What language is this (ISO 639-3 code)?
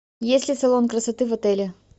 rus